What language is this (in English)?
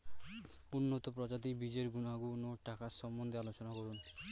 Bangla